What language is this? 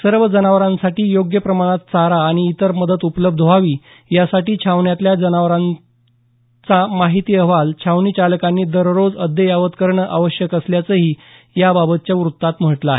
Marathi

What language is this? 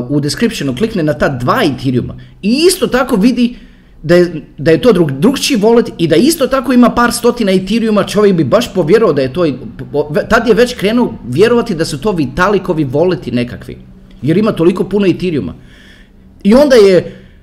Croatian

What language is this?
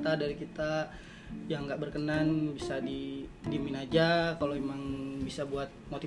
Indonesian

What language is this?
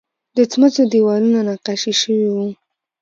Pashto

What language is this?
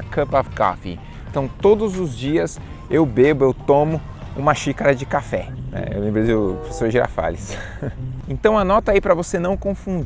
Portuguese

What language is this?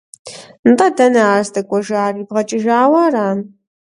Kabardian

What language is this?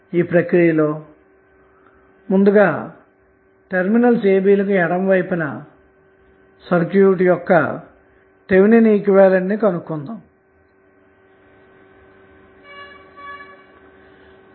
Telugu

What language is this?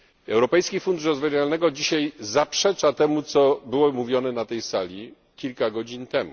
Polish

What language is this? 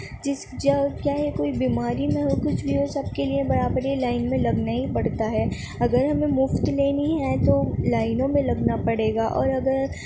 Urdu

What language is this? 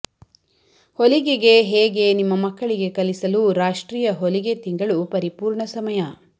Kannada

